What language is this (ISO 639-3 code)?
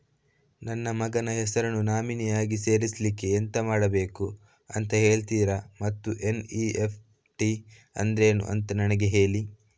kan